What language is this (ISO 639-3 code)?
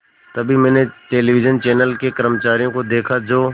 hin